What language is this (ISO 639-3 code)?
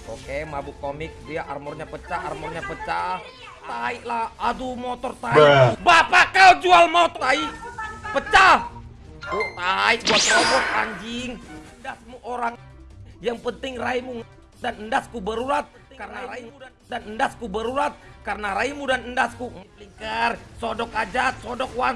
ind